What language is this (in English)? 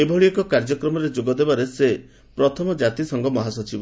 Odia